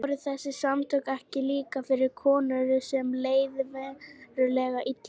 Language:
Icelandic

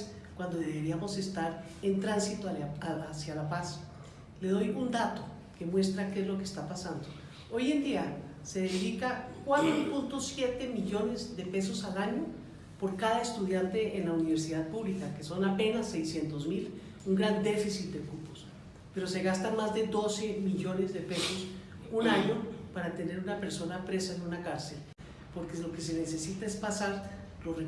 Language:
Spanish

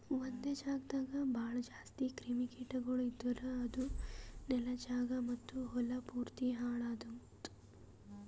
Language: Kannada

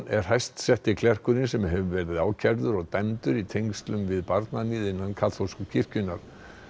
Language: Icelandic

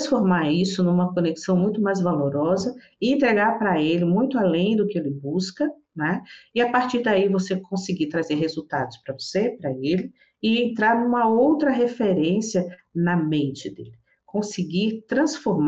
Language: Portuguese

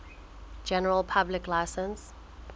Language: Southern Sotho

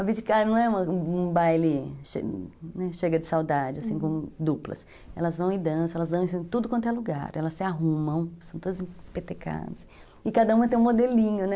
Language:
Portuguese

